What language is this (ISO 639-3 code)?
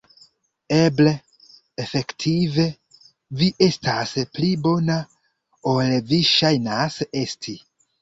epo